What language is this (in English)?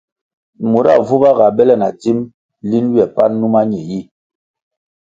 Kwasio